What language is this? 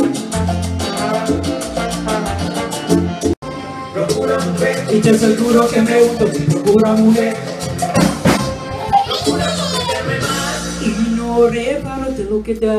Spanish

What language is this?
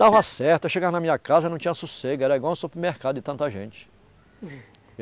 Portuguese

